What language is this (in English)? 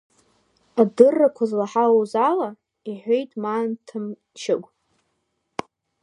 Abkhazian